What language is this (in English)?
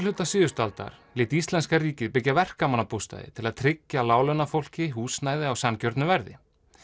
Icelandic